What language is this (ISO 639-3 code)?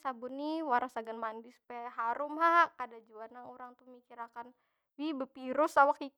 bjn